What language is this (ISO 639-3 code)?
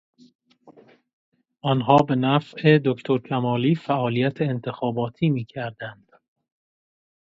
fas